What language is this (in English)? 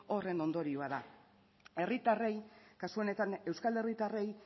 Basque